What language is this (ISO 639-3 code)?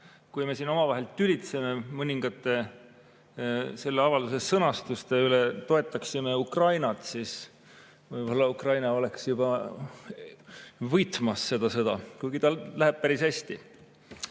est